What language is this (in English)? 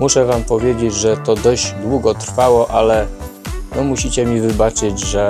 Polish